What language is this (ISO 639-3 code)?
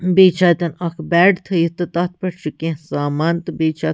kas